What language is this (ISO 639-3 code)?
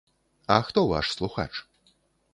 bel